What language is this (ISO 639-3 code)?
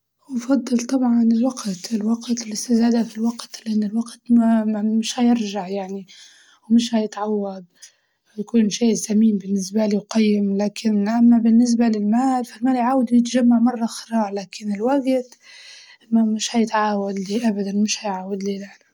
ayl